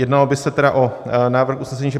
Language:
Czech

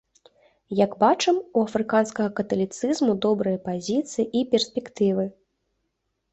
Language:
Belarusian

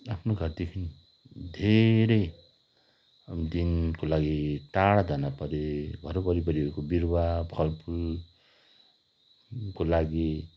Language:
Nepali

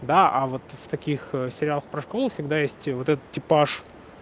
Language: Russian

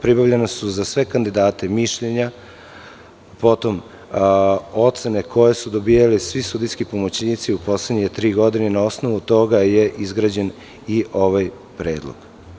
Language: Serbian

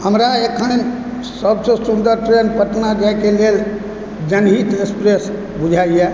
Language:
Maithili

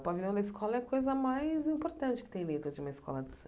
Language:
Portuguese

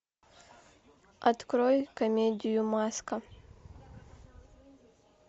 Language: Russian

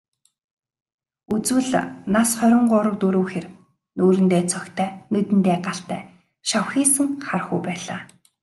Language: Mongolian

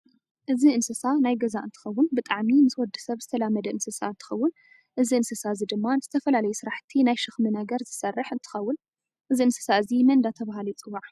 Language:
Tigrinya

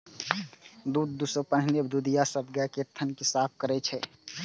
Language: Maithili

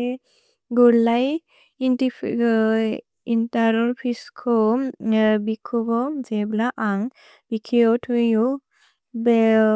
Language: Bodo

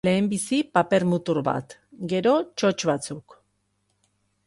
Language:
Basque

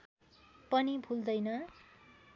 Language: Nepali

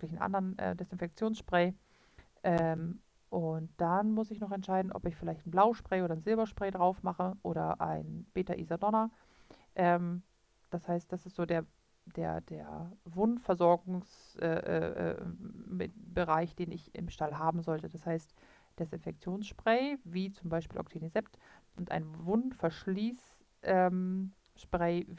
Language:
German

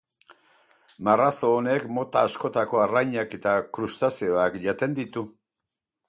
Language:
Basque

